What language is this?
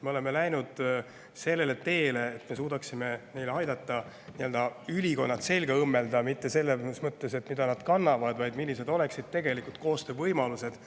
Estonian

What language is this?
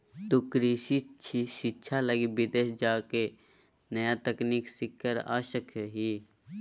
Magahi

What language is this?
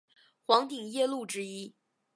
Chinese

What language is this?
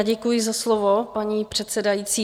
Czech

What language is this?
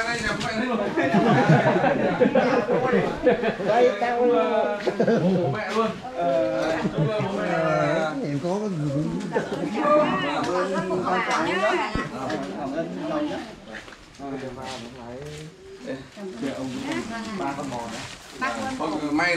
Vietnamese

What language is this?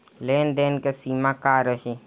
Bhojpuri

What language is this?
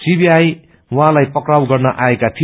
Nepali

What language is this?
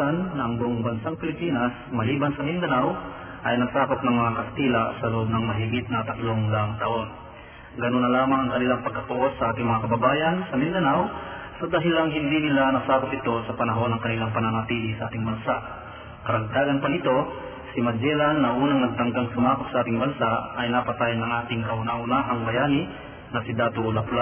Filipino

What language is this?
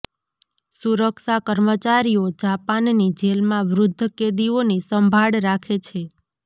Gujarati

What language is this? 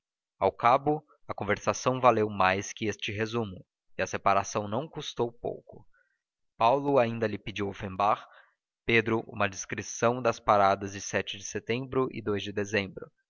Portuguese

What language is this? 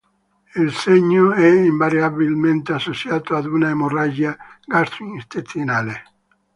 Italian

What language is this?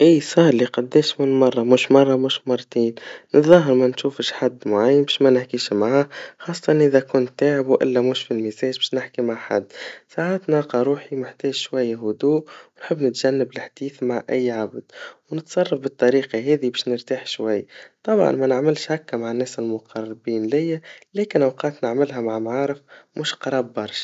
Tunisian Arabic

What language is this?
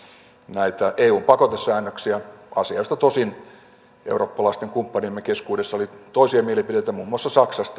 Finnish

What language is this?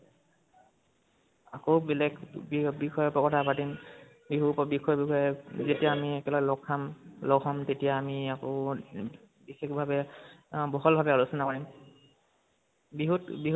Assamese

